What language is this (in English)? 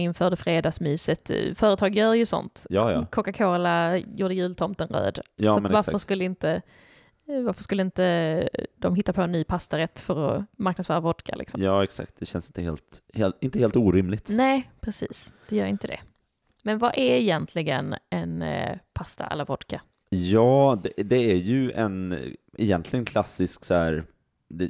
Swedish